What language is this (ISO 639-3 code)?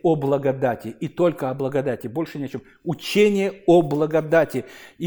rus